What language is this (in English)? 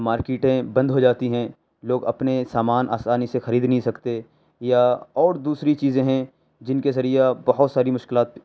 Urdu